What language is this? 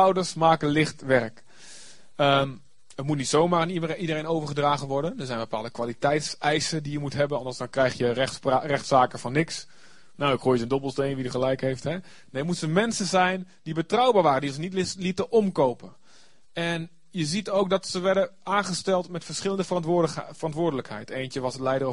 Dutch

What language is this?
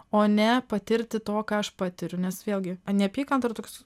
Lithuanian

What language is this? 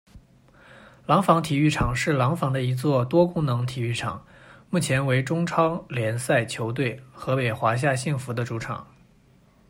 Chinese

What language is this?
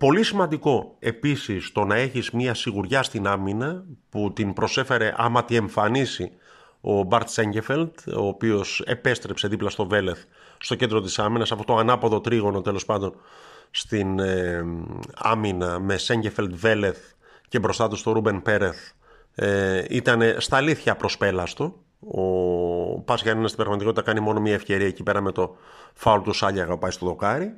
Greek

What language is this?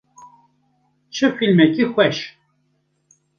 Kurdish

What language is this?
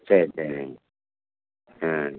Tamil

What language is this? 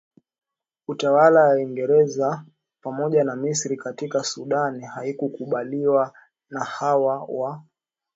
Swahili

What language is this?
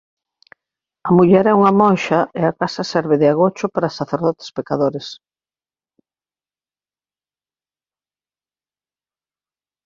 Galician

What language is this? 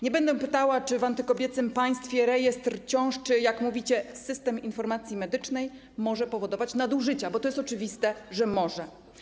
Polish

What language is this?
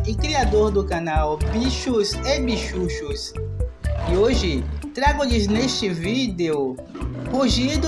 Portuguese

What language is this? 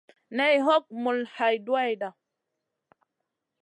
Masana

